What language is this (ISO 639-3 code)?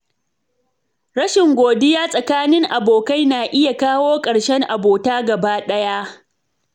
hau